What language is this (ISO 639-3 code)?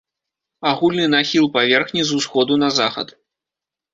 bel